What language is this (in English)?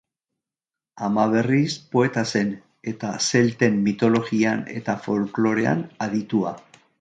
Basque